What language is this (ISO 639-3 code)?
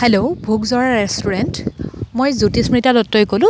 asm